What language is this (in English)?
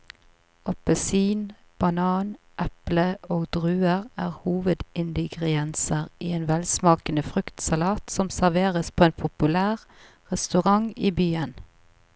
Norwegian